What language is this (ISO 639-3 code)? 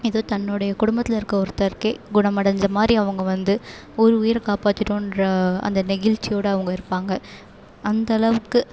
tam